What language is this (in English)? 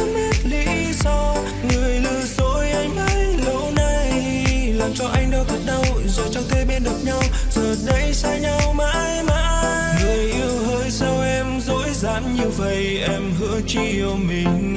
Vietnamese